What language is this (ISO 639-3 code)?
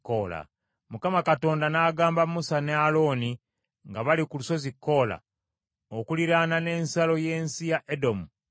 lug